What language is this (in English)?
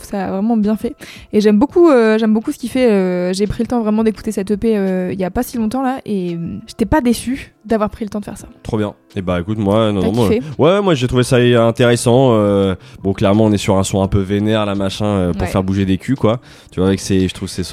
French